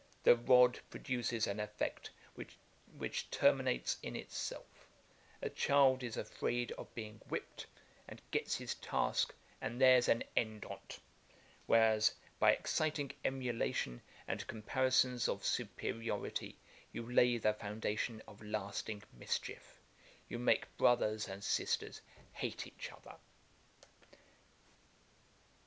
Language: English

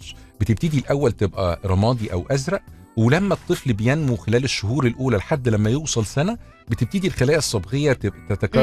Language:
Arabic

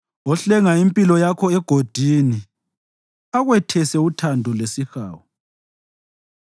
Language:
North Ndebele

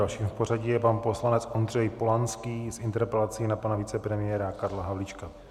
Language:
Czech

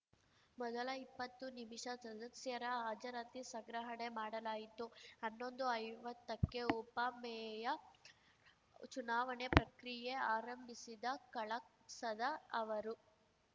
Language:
Kannada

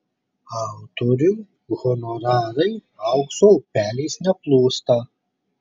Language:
Lithuanian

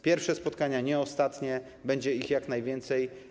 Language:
Polish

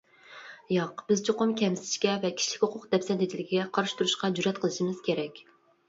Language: Uyghur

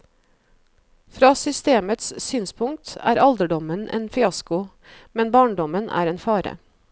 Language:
Norwegian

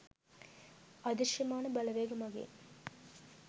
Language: Sinhala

